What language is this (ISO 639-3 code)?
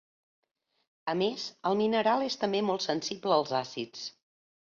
cat